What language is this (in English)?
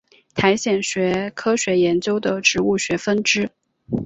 Chinese